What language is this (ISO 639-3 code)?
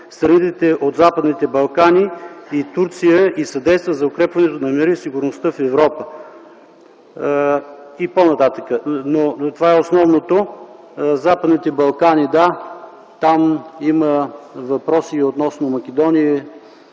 bul